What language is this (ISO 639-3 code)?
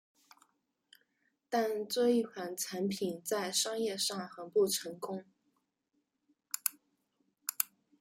zho